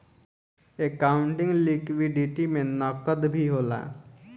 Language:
Bhojpuri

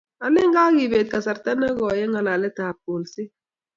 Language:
Kalenjin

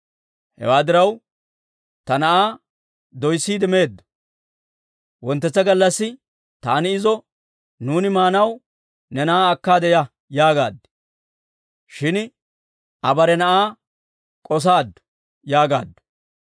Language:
Dawro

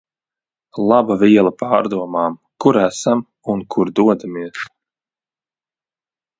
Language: Latvian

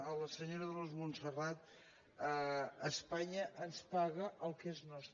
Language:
Catalan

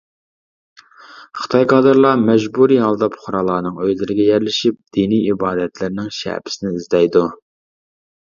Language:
Uyghur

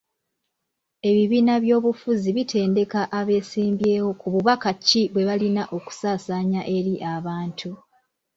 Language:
Ganda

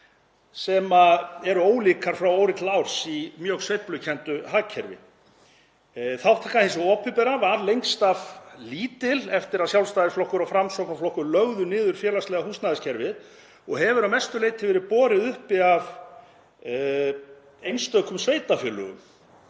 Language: Icelandic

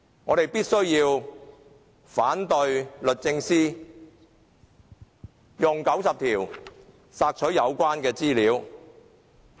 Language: Cantonese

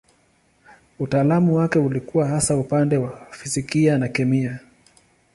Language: Swahili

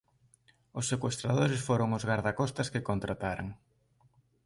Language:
Galician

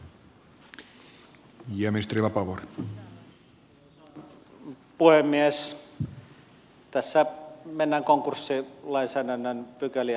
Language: Finnish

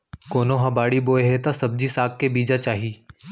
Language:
Chhattisgarhi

